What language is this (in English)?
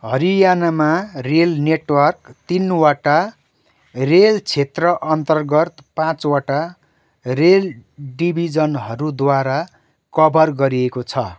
Nepali